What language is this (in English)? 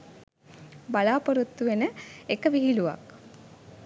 Sinhala